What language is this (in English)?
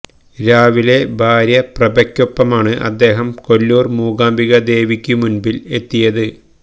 Malayalam